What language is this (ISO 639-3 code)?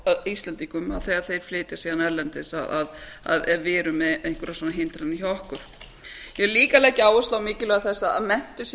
isl